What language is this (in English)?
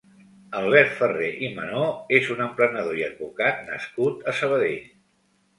Catalan